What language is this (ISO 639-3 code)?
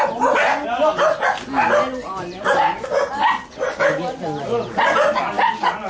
tha